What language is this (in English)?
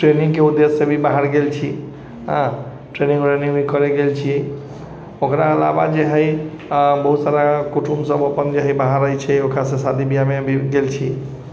Maithili